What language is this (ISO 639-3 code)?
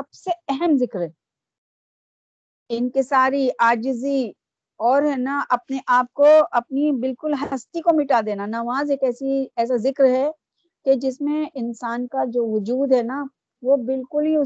urd